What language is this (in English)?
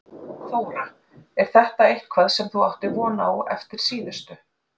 Icelandic